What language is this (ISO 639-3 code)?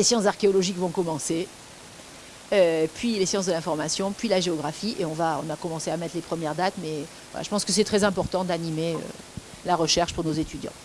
fra